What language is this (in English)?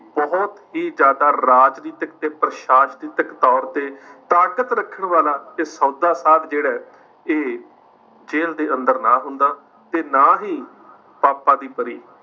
Punjabi